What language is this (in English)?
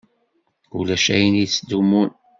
Kabyle